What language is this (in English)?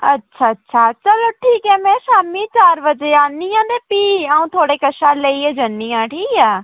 Dogri